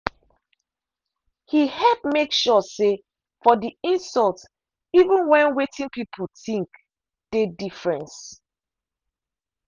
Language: Nigerian Pidgin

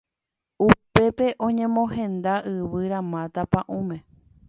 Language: Guarani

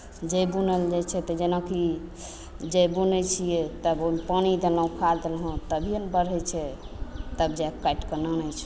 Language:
Maithili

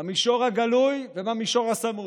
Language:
Hebrew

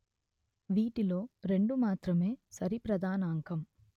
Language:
Telugu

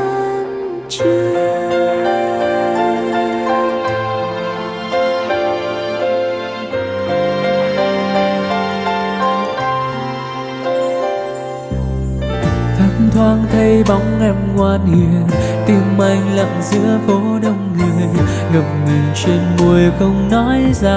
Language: Vietnamese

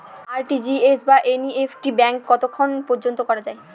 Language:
Bangla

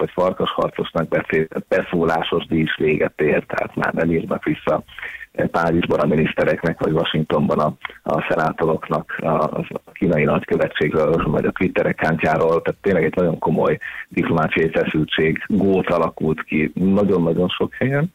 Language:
Hungarian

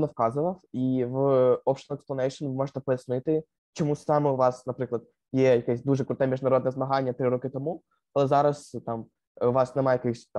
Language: Ukrainian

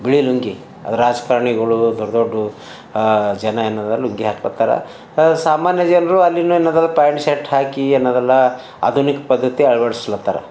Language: Kannada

